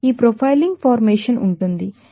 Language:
Telugu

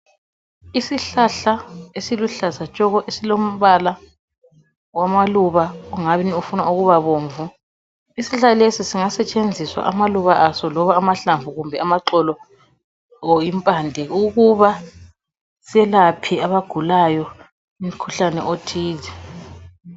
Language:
North Ndebele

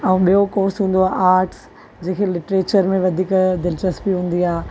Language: Sindhi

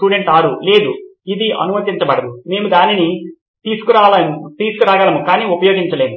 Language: Telugu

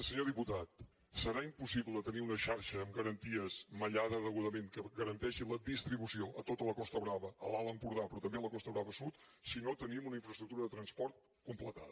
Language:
Catalan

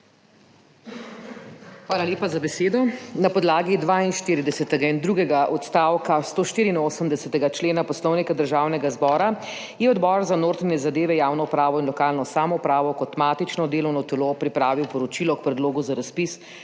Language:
Slovenian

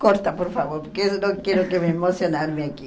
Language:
Portuguese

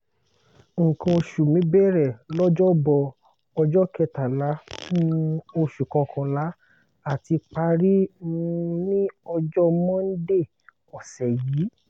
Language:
Yoruba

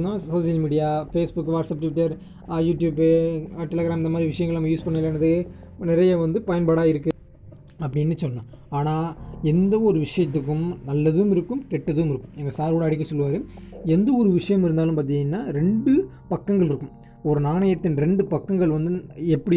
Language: Tamil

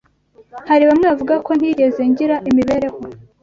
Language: Kinyarwanda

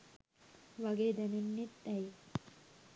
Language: Sinhala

